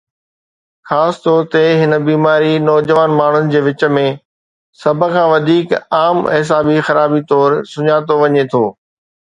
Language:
Sindhi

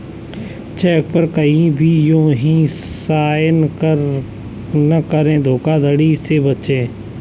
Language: Hindi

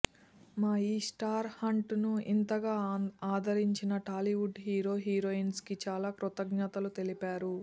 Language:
Telugu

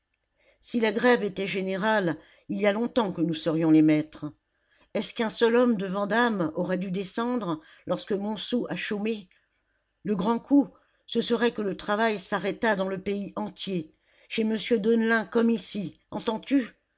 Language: French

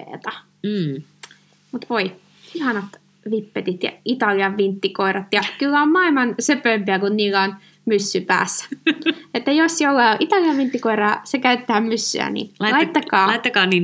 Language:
Finnish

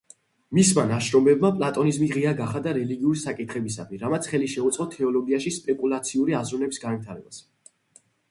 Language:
Georgian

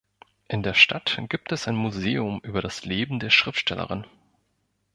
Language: German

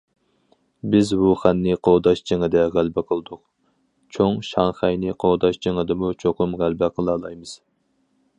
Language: Uyghur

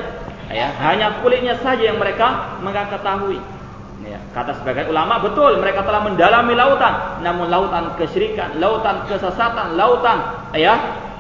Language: Malay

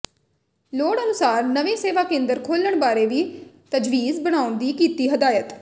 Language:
Punjabi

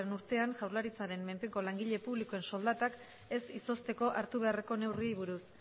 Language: Basque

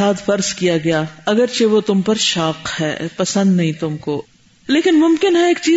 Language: Urdu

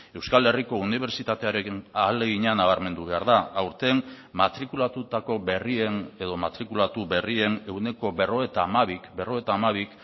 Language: Basque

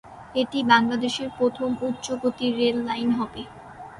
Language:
Bangla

